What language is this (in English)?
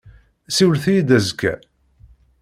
Kabyle